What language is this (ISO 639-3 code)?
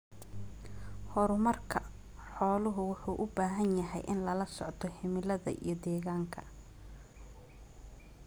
som